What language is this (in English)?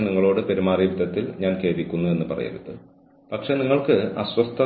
Malayalam